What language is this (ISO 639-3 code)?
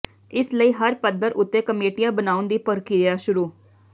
pan